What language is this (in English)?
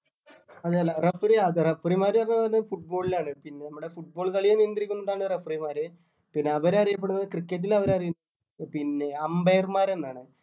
Malayalam